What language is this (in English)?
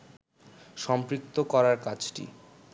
Bangla